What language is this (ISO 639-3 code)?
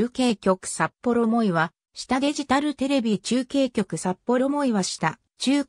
jpn